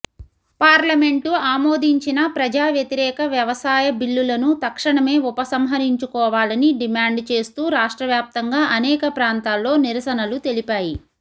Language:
Telugu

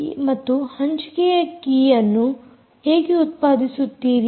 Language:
Kannada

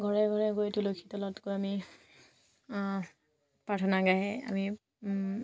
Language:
Assamese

